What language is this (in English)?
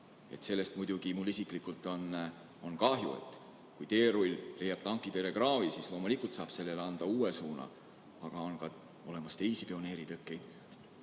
Estonian